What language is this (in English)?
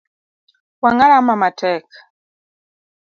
Luo (Kenya and Tanzania)